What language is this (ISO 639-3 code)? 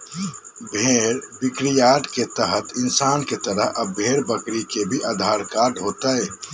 mag